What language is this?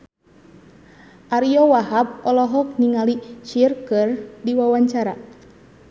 Sundanese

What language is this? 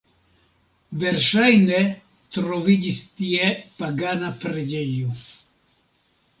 Esperanto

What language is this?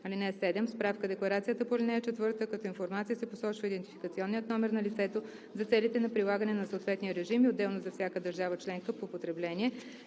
Bulgarian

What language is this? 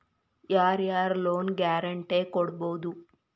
Kannada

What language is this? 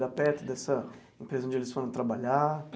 Portuguese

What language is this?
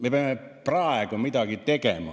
Estonian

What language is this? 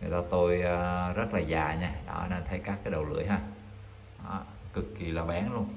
Vietnamese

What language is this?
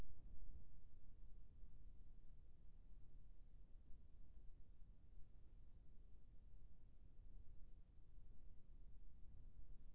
Chhattisgarhi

